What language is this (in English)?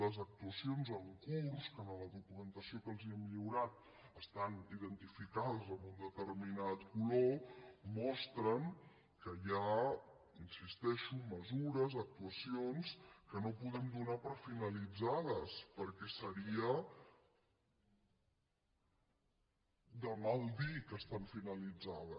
Catalan